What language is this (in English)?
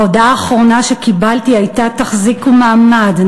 Hebrew